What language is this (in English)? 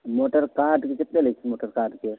Maithili